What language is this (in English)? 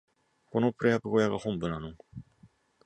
Japanese